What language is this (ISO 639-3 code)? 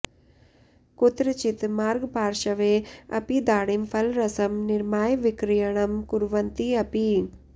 san